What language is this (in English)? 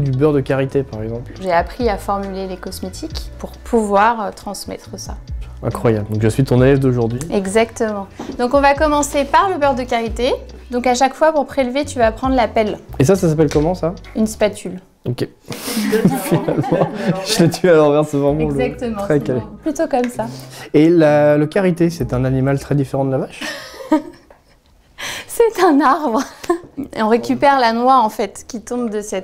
French